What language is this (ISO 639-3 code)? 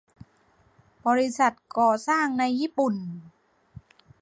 tha